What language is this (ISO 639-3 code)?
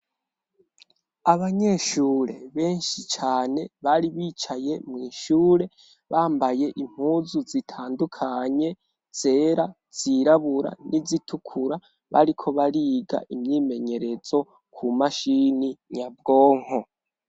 run